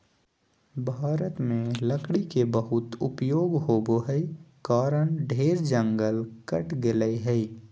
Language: Magahi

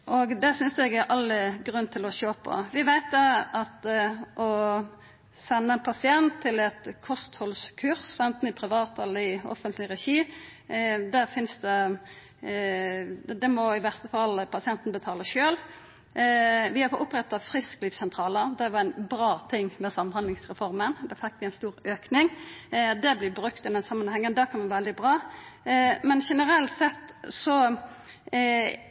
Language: Norwegian Nynorsk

